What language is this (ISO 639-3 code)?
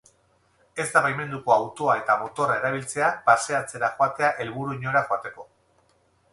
eus